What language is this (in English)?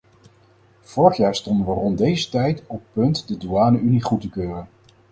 Dutch